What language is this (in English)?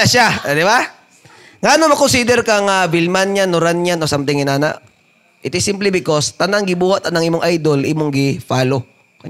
Filipino